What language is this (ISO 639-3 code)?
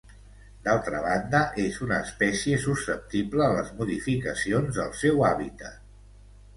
cat